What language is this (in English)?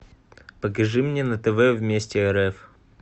Russian